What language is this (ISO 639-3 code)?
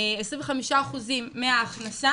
heb